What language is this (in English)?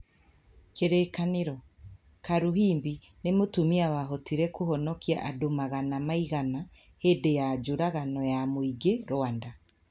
Kikuyu